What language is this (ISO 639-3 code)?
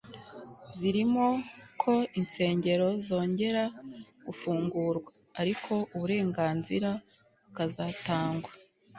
kin